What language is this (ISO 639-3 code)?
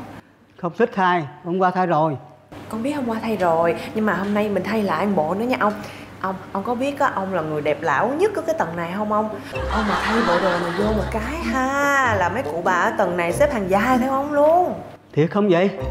vie